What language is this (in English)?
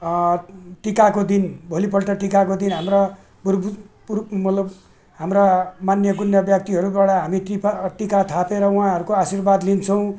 Nepali